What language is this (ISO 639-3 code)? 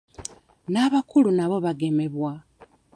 lug